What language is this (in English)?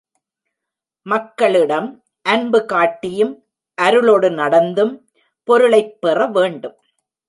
Tamil